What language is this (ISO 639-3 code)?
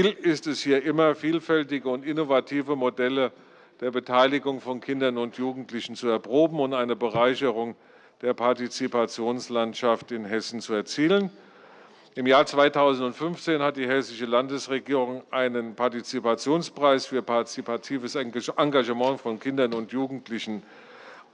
deu